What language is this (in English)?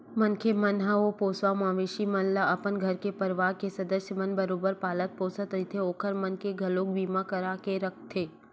Chhattisgarhi